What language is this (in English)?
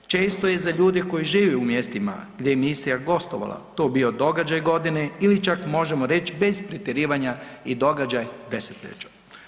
Croatian